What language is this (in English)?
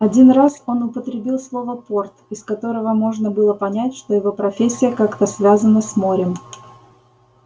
Russian